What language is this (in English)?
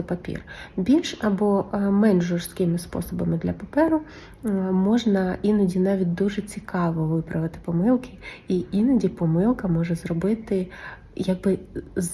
Ukrainian